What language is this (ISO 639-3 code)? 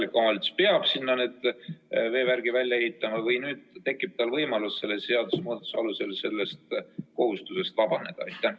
est